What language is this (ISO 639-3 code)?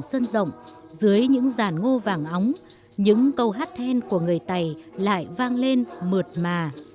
vie